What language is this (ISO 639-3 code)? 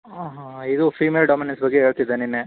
kan